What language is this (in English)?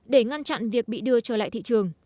Vietnamese